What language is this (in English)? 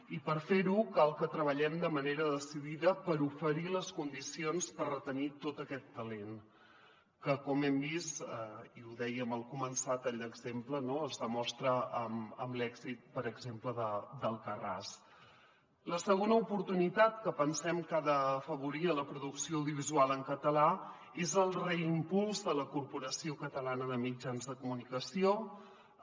Catalan